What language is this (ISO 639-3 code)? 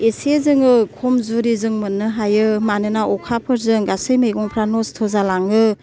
brx